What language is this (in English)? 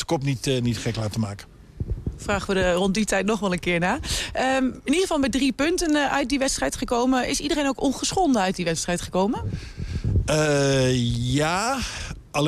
Dutch